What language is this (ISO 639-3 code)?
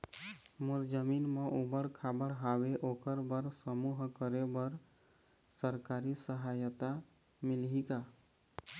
hne